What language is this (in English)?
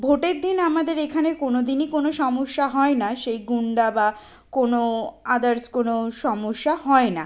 Bangla